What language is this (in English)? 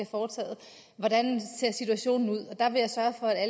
Danish